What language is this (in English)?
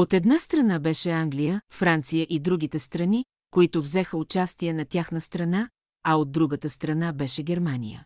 Bulgarian